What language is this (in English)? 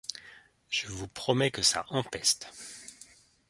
French